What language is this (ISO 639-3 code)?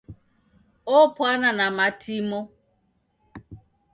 dav